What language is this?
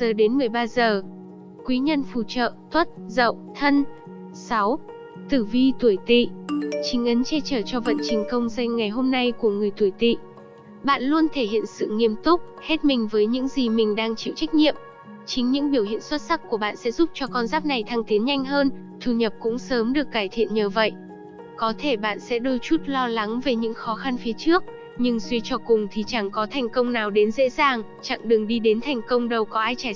Vietnamese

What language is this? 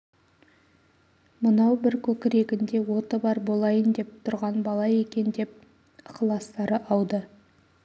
Kazakh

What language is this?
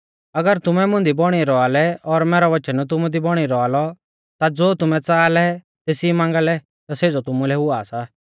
Mahasu Pahari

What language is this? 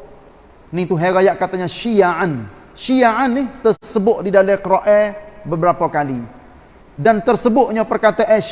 Malay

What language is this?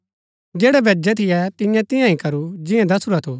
Gaddi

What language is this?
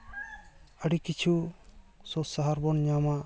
Santali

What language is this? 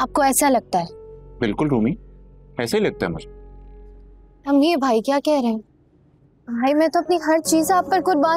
Hindi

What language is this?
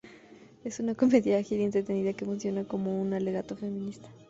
Spanish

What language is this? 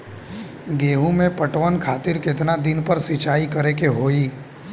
Bhojpuri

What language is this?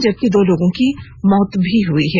Hindi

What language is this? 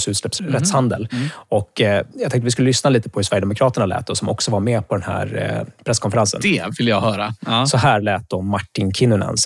Swedish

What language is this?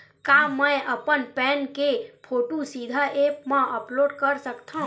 Chhattisgarhi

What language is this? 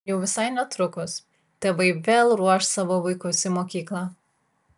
Lithuanian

